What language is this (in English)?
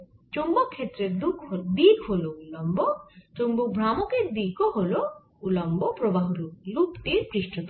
Bangla